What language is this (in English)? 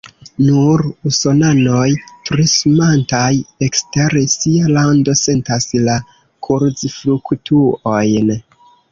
Esperanto